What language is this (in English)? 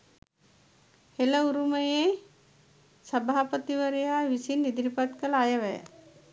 Sinhala